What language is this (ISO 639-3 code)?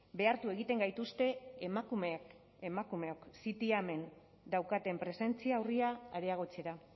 eus